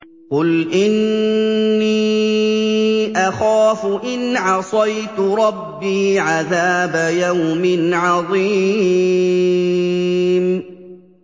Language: Arabic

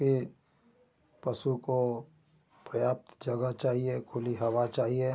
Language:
Hindi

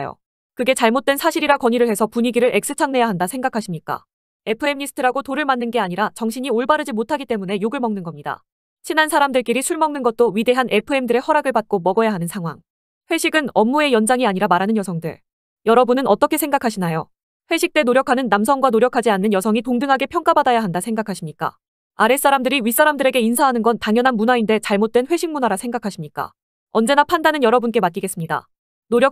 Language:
Korean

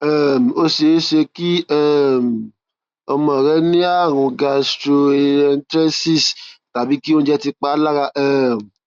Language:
Yoruba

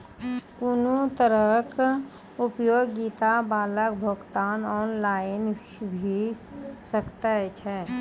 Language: Maithili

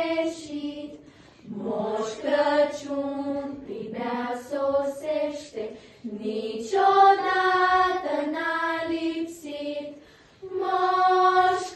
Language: Romanian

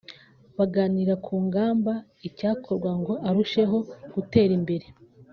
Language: Kinyarwanda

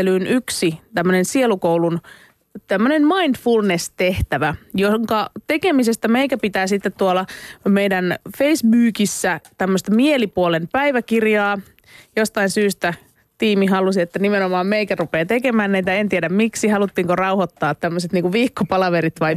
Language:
Finnish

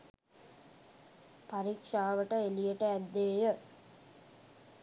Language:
Sinhala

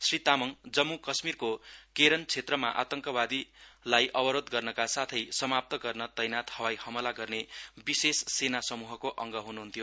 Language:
Nepali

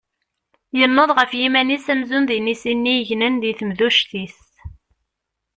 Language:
Kabyle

